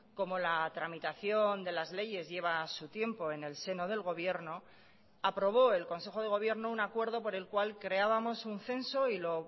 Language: Spanish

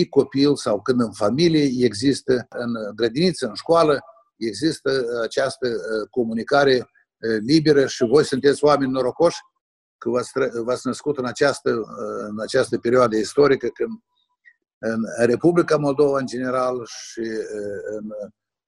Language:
Romanian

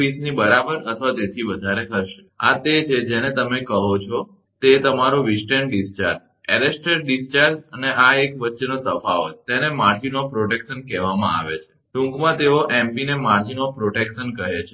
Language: Gujarati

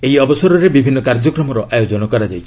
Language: Odia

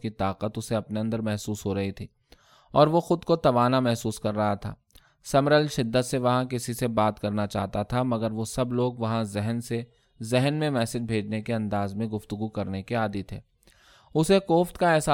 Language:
Urdu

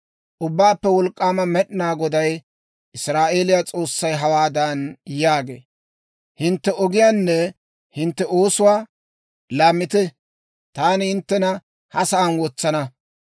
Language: Dawro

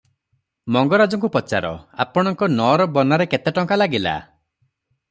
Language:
Odia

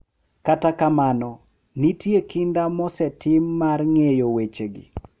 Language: Luo (Kenya and Tanzania)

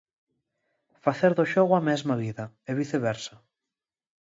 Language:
Galician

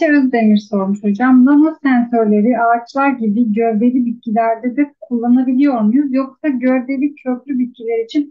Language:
Turkish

